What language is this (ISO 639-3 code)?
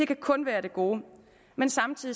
dan